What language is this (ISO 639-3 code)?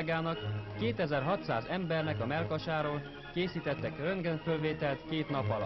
hun